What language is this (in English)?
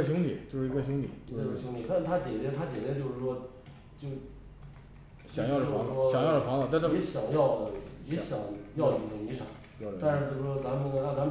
Chinese